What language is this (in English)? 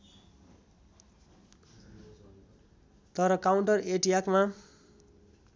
Nepali